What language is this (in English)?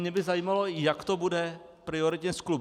Czech